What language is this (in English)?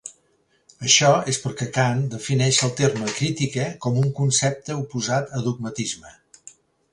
Catalan